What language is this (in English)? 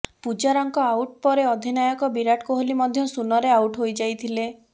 Odia